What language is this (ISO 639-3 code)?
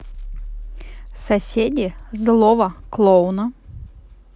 rus